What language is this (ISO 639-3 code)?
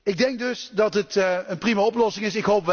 nld